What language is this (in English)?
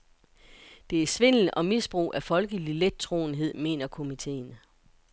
Danish